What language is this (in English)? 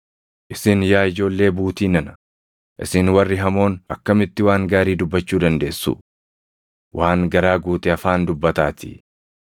Oromo